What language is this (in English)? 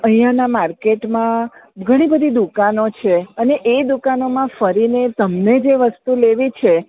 Gujarati